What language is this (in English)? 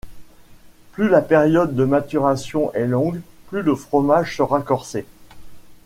French